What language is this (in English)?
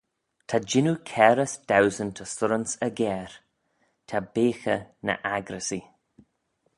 Manx